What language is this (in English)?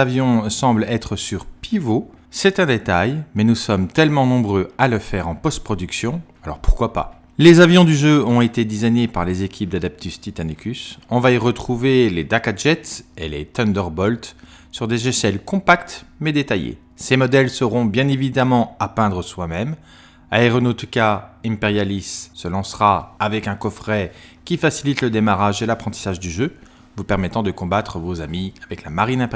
French